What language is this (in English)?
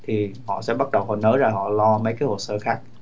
Vietnamese